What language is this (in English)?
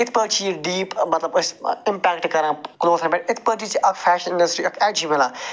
Kashmiri